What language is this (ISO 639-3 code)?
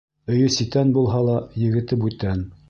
bak